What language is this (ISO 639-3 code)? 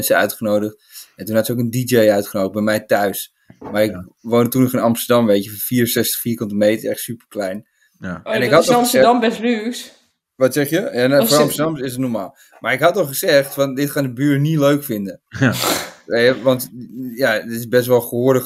nld